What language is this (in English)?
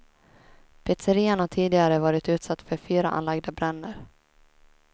Swedish